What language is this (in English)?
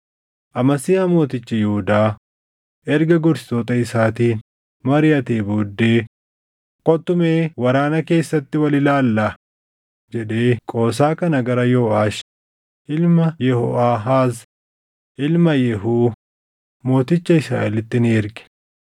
Oromo